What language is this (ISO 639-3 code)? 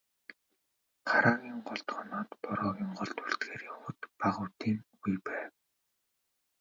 mon